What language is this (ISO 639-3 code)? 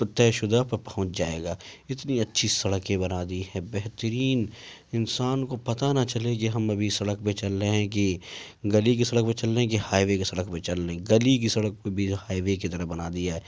urd